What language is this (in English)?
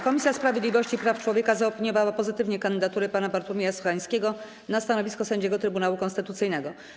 Polish